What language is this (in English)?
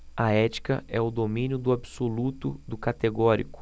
Portuguese